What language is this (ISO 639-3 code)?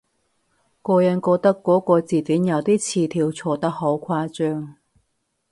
yue